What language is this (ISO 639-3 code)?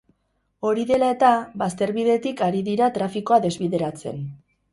eus